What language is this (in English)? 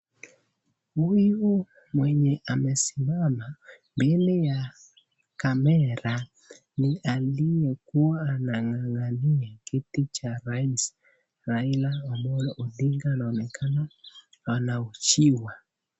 Swahili